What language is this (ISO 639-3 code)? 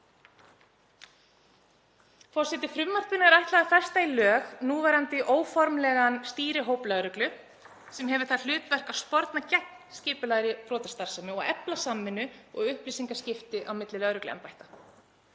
isl